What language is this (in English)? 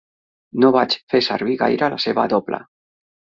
Catalan